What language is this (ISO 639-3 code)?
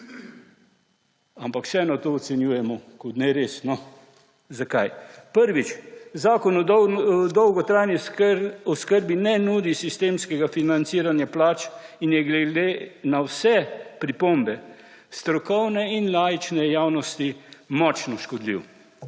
slv